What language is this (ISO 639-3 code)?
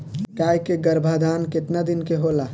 bho